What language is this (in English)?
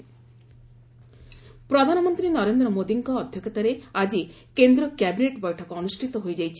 Odia